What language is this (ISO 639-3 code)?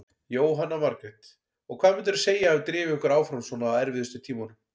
isl